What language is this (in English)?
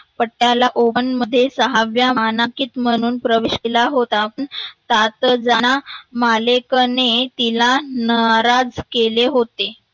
Marathi